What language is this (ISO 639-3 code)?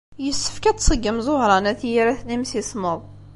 kab